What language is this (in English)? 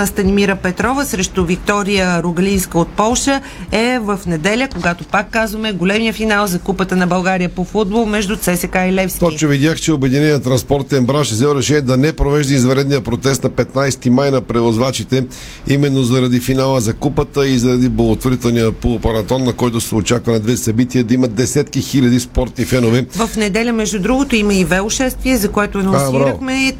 Bulgarian